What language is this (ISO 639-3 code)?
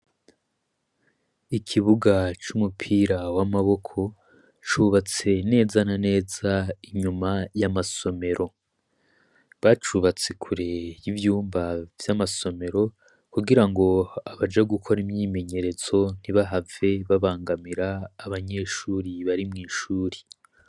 run